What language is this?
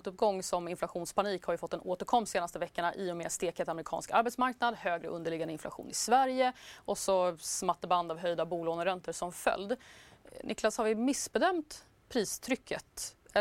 Swedish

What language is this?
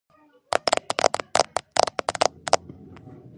Georgian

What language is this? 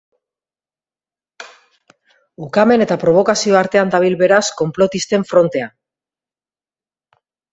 Basque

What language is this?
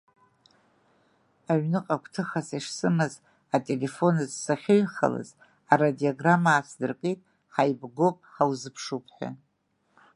Abkhazian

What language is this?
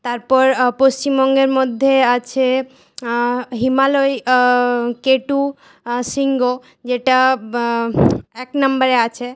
Bangla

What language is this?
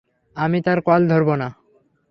Bangla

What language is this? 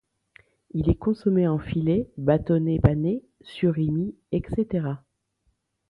French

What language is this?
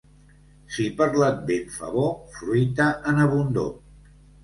Catalan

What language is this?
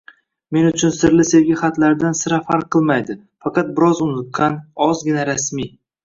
Uzbek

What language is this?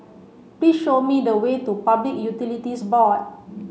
English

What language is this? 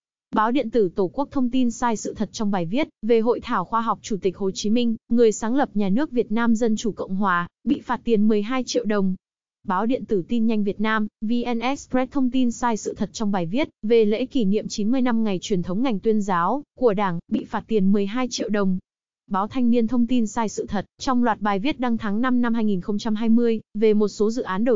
Vietnamese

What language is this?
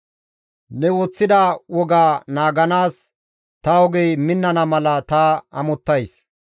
Gamo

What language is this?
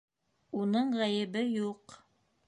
Bashkir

